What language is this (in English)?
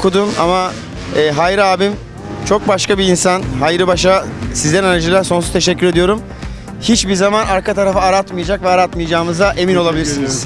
Turkish